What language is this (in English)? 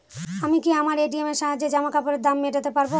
Bangla